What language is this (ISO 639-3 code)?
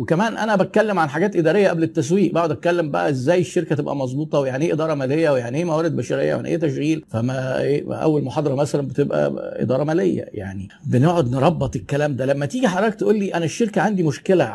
ara